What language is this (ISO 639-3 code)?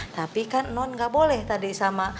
ind